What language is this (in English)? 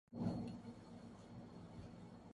Urdu